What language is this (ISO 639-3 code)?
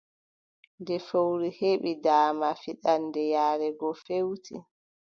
fub